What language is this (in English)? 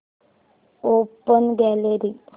Marathi